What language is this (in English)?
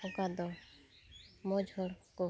Santali